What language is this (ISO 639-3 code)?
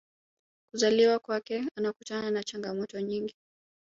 swa